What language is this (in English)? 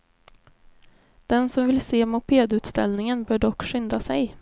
Swedish